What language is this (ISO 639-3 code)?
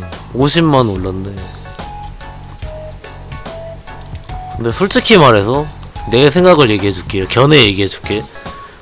kor